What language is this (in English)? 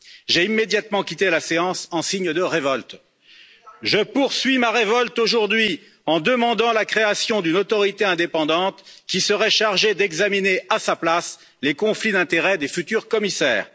French